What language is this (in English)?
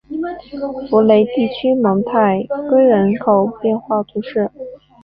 Chinese